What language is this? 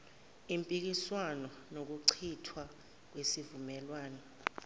Zulu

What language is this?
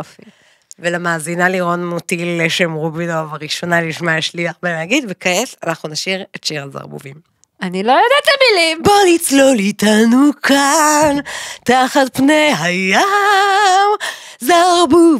Hebrew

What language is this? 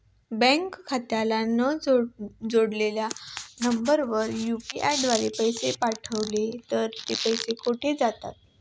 Marathi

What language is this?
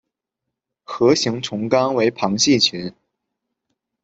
Chinese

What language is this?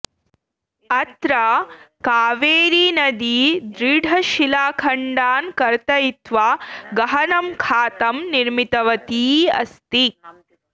Sanskrit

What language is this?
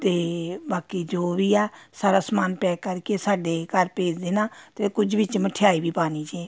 Punjabi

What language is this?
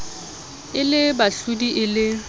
Southern Sotho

